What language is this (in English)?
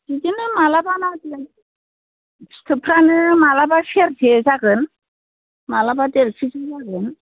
Bodo